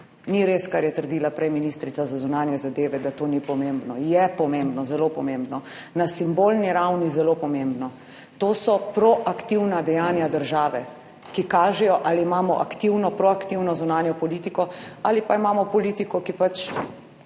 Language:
Slovenian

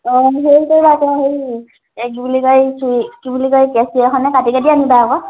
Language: Assamese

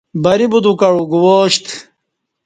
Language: Kati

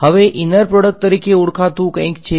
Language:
Gujarati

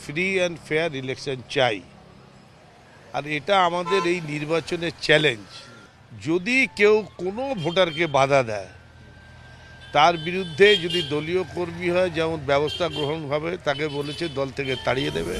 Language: Hindi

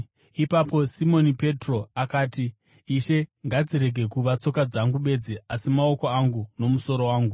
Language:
Shona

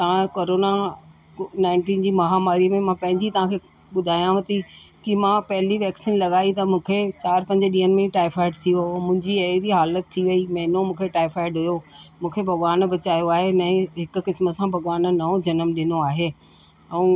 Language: Sindhi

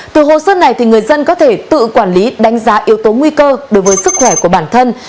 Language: Vietnamese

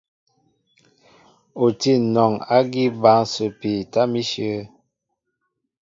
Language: Mbo (Cameroon)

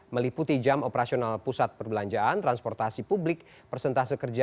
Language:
Indonesian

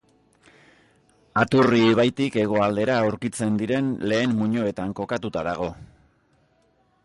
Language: Basque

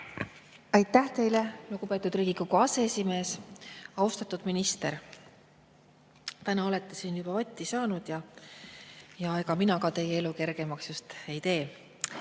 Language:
Estonian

